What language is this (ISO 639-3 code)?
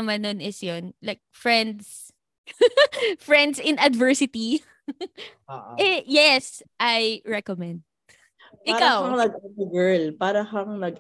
fil